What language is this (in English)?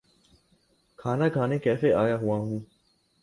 Urdu